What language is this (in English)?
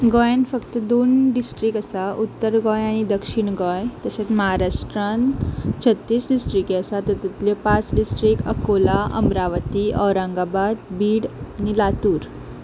Konkani